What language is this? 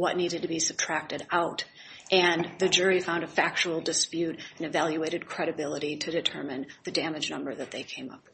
English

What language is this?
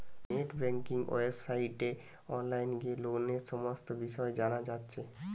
Bangla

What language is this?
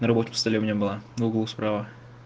Russian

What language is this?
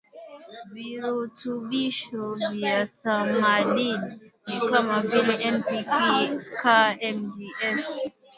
Swahili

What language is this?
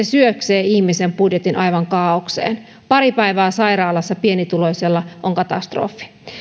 Finnish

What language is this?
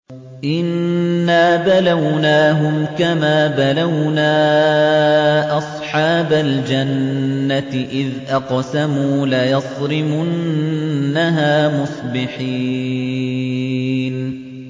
Arabic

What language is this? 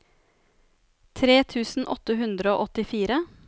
Norwegian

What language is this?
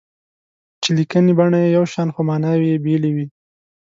Pashto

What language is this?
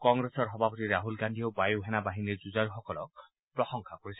Assamese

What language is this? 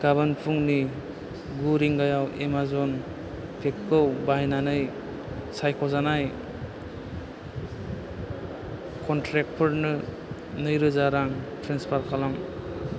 Bodo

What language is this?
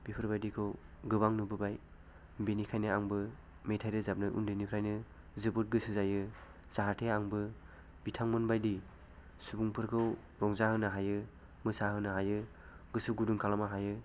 Bodo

